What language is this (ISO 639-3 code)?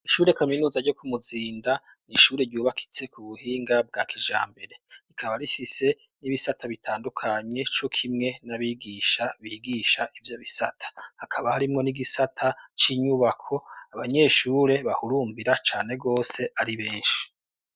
run